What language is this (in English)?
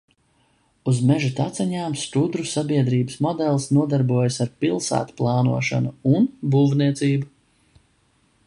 Latvian